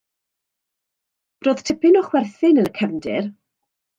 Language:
Welsh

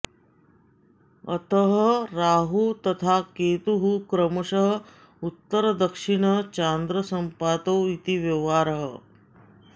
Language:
Sanskrit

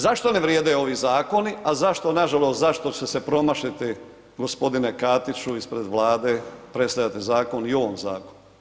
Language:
Croatian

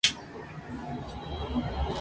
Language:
Spanish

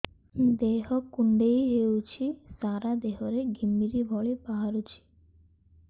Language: Odia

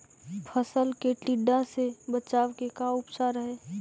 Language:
Magahi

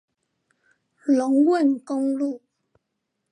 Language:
Chinese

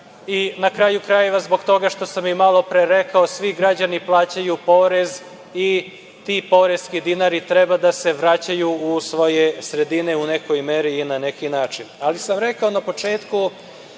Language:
Serbian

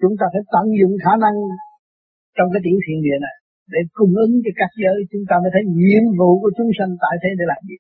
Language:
Vietnamese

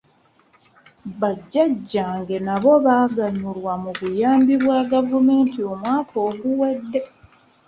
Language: Ganda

